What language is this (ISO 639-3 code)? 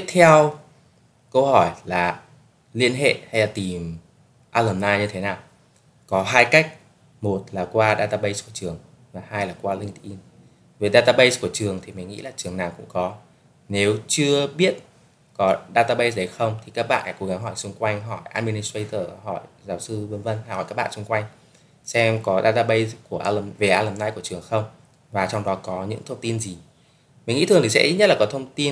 vie